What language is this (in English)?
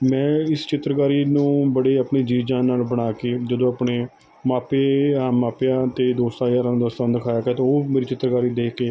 Punjabi